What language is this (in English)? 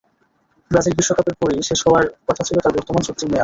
Bangla